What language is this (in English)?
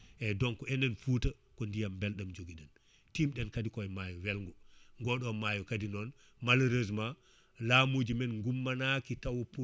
Fula